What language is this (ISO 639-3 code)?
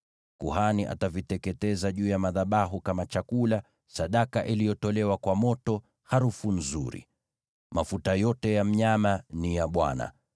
swa